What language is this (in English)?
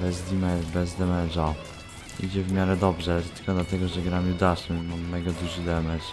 Polish